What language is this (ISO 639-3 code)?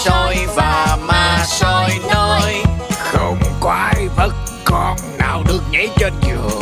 vie